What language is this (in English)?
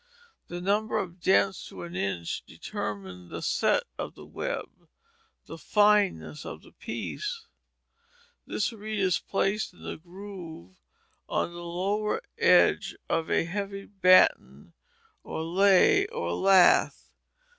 English